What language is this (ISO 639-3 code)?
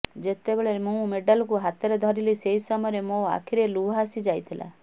ori